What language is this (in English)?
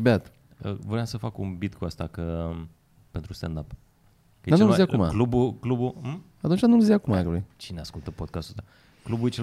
Romanian